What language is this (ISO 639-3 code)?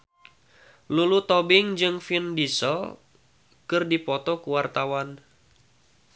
sun